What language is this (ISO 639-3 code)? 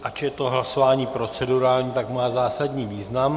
ces